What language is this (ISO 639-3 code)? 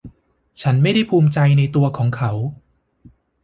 tha